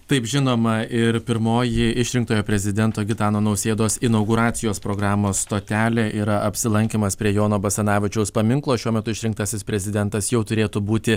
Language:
Lithuanian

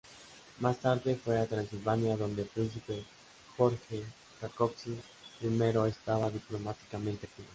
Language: Spanish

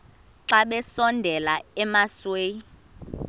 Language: Xhosa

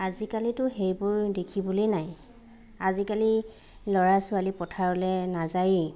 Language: Assamese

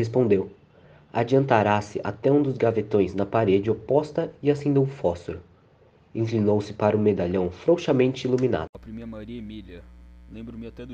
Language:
Portuguese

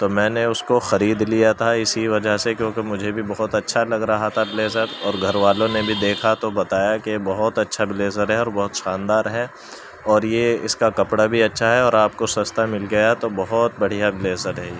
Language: Urdu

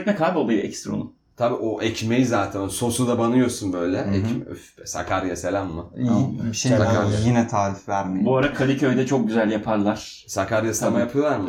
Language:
Turkish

